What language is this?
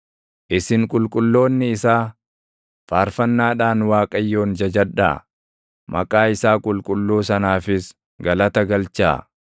Oromo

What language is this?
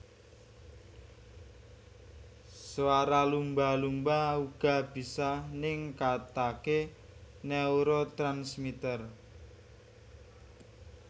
Javanese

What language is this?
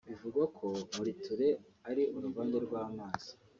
Kinyarwanda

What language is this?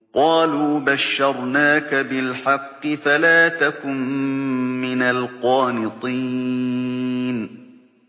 Arabic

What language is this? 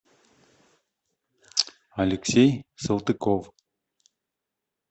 Russian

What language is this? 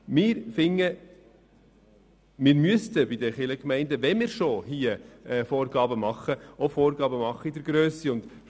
Swiss German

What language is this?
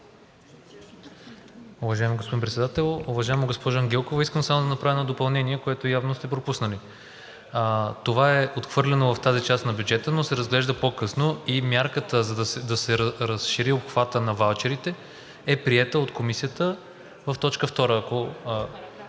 Bulgarian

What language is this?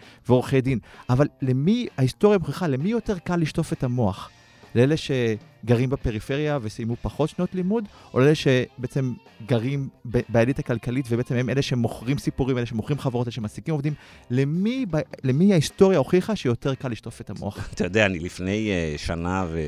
Hebrew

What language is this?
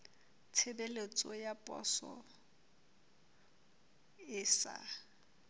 Southern Sotho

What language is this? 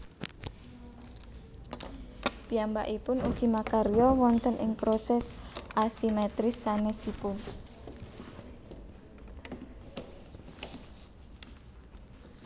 Javanese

